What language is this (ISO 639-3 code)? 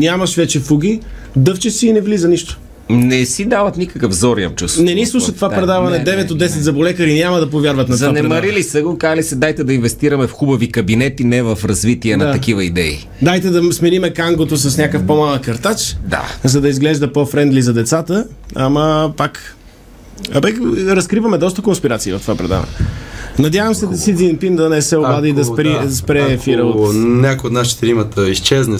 bul